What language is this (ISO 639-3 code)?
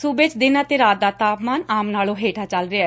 pan